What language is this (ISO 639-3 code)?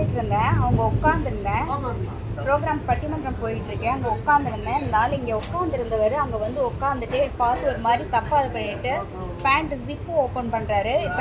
tam